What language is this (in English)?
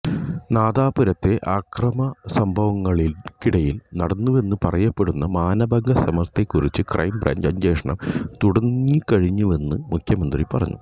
Malayalam